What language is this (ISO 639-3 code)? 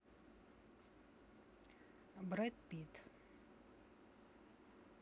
rus